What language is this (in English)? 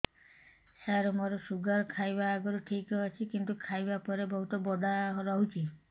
Odia